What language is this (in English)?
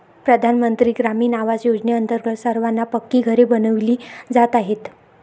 Marathi